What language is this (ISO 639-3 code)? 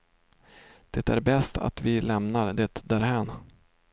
swe